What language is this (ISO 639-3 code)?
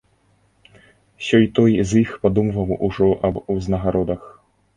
bel